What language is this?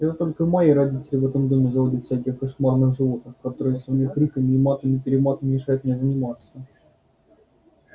Russian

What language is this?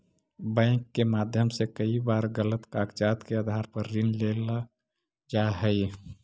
Magahi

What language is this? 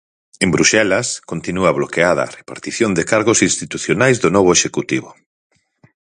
Galician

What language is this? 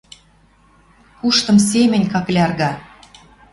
Western Mari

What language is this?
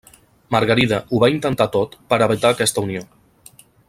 Catalan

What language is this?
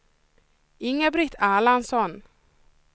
Swedish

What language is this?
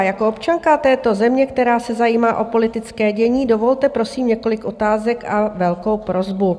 Czech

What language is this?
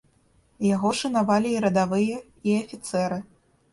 Belarusian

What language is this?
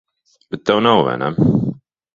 Latvian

